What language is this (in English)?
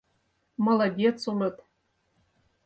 Mari